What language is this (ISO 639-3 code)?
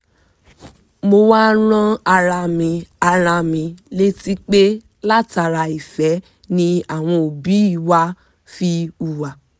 yor